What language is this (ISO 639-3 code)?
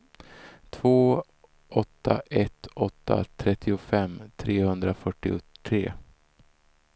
swe